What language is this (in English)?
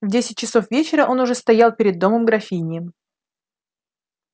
Russian